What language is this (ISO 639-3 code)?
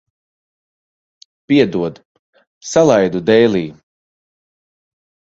lav